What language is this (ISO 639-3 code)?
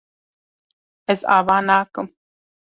kur